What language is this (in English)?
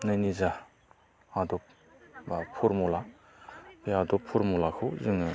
Bodo